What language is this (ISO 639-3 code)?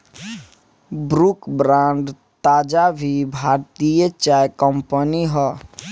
bho